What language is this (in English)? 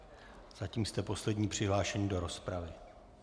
Czech